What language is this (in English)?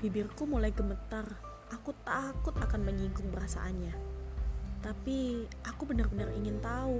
Indonesian